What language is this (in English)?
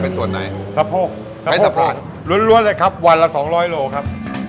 Thai